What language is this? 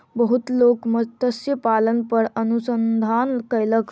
Maithili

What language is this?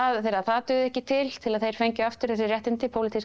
Icelandic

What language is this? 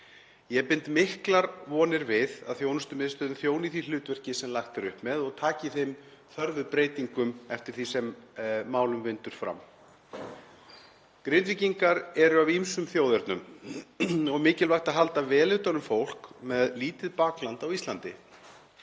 Icelandic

